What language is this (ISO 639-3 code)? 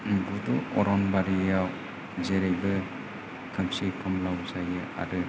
brx